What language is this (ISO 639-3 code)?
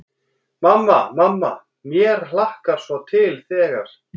isl